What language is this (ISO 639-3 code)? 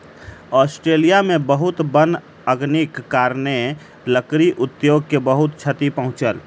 mai